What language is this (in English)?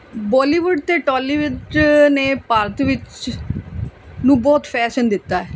Punjabi